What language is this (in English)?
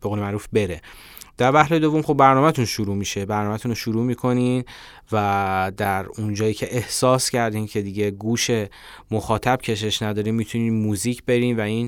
Persian